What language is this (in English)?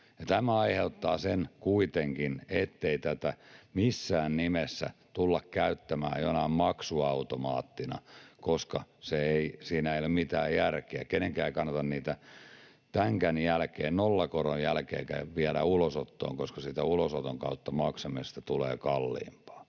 Finnish